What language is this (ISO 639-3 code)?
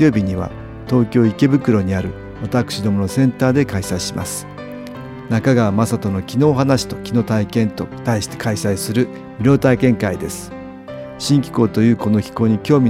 jpn